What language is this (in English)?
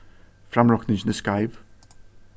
Faroese